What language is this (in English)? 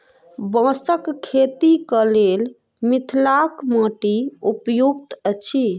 Maithili